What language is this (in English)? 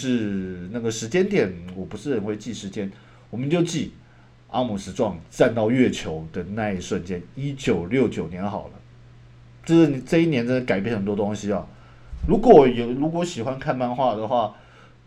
Chinese